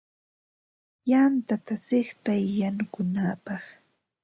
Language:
Ambo-Pasco Quechua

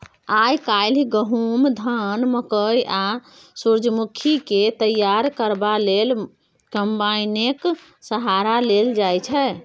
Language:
Maithili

